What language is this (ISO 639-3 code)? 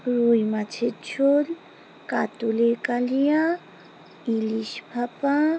ben